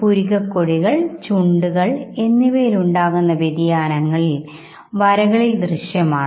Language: Malayalam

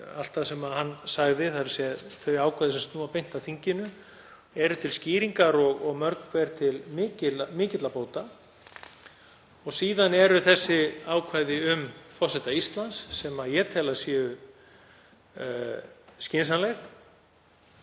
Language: Icelandic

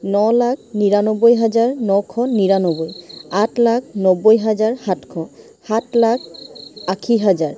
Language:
Assamese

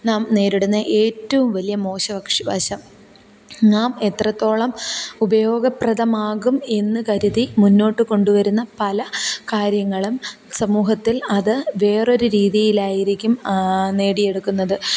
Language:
Malayalam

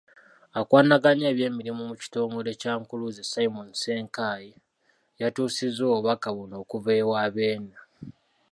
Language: Ganda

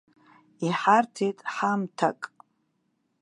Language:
Abkhazian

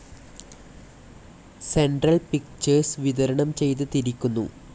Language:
Malayalam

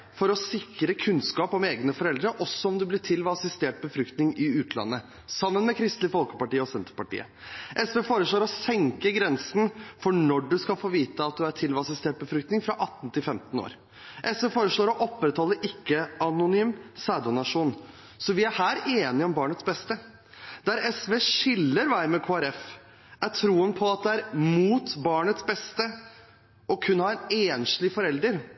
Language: Norwegian Bokmål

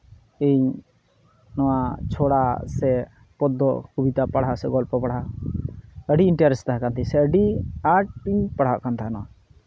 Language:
Santali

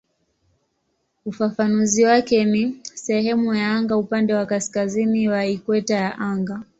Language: Swahili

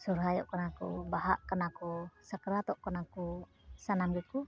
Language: Santali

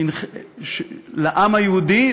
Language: Hebrew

